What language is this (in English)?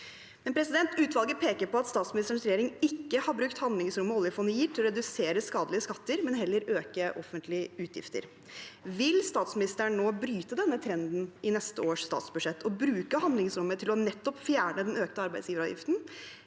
Norwegian